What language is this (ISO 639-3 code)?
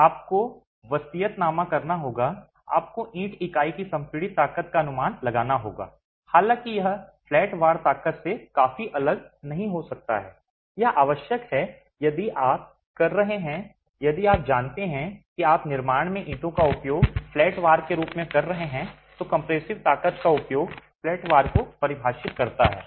hin